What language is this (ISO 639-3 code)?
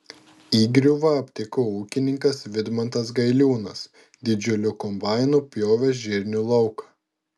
lit